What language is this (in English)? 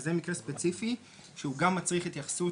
Hebrew